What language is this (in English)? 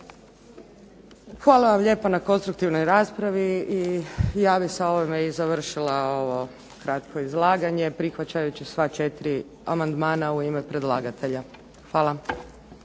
Croatian